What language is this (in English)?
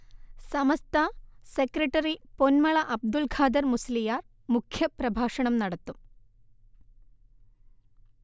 Malayalam